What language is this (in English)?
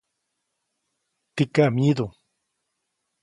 Copainalá Zoque